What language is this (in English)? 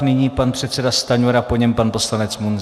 Czech